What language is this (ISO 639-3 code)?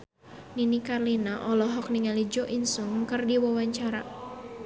sun